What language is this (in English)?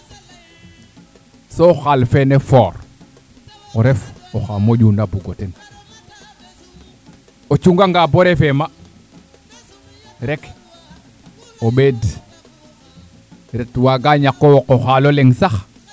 Serer